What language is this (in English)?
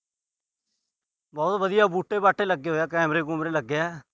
Punjabi